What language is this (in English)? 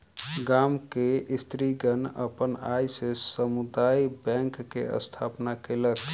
Maithili